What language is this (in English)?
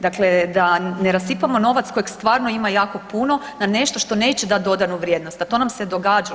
Croatian